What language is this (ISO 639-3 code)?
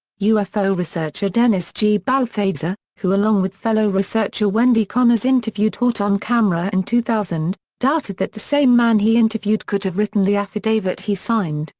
eng